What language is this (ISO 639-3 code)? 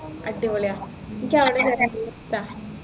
mal